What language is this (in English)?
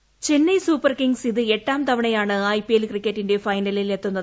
Malayalam